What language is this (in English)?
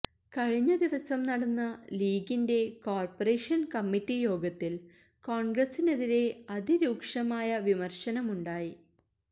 Malayalam